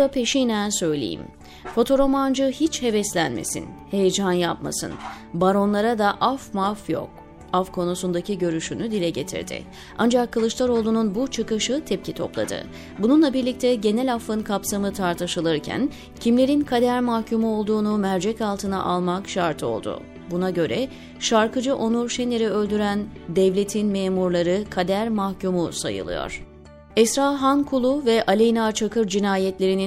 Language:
Turkish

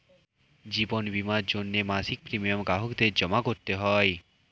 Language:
Bangla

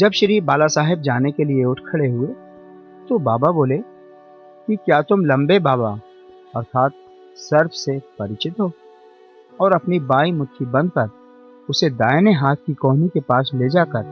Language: Hindi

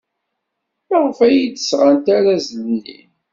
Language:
Kabyle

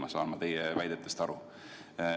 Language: Estonian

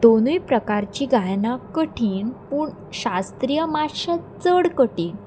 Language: Konkani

